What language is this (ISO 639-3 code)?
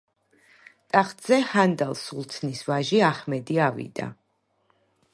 kat